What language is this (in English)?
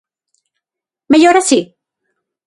Galician